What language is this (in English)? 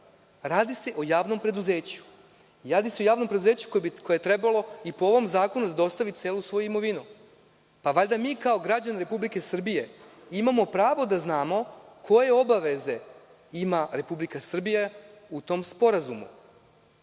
Serbian